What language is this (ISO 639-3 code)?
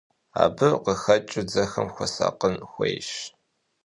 kbd